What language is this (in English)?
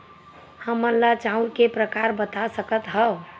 Chhattisgarhi